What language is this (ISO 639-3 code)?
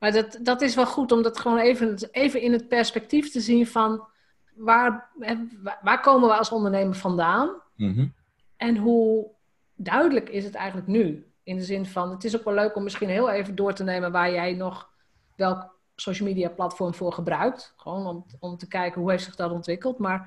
nld